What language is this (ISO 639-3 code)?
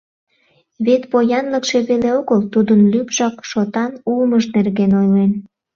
chm